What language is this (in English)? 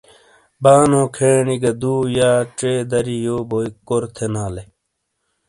Shina